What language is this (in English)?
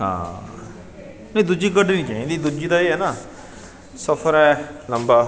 Punjabi